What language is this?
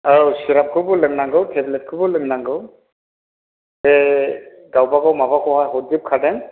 Bodo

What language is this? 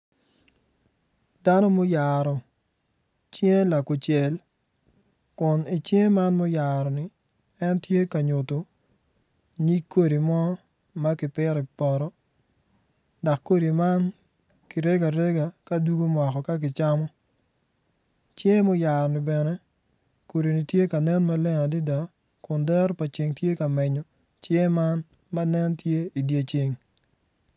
Acoli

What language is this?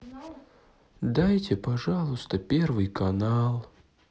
Russian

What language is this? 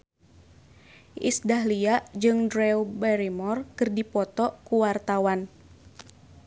Sundanese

